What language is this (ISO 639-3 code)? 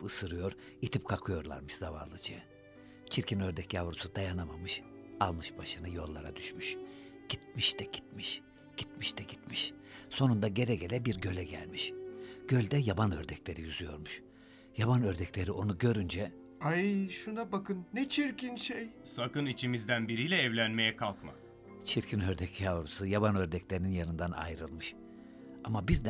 tur